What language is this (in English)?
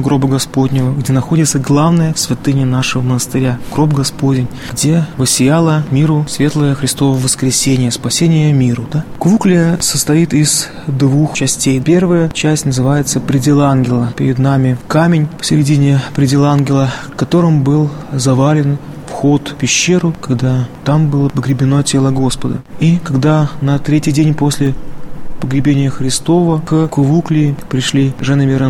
Russian